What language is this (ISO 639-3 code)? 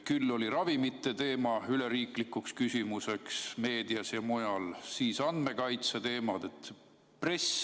est